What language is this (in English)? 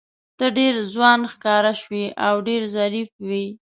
Pashto